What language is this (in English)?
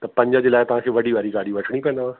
Sindhi